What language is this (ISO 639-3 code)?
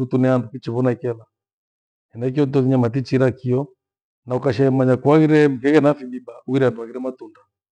gwe